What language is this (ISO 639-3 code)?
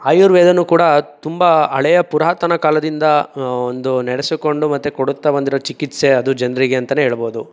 kan